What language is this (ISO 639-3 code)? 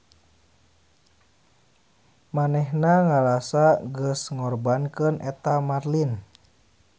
sun